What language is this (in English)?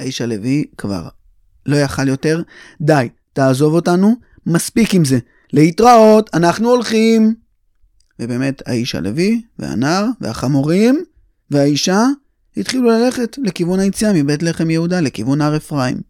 Hebrew